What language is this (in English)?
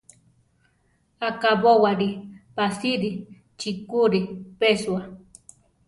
Central Tarahumara